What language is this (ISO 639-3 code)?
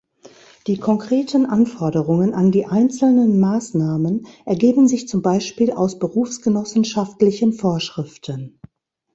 deu